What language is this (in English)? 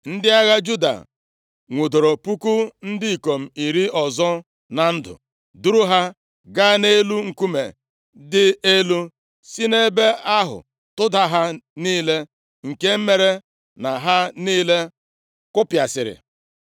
Igbo